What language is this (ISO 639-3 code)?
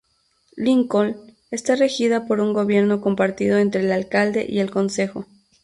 spa